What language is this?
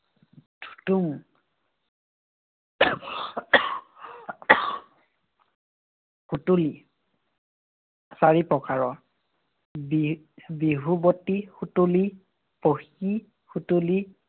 Assamese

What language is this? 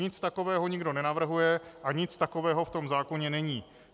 Czech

